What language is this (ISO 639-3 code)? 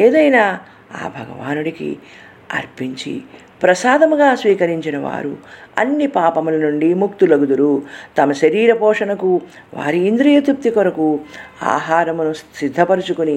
tel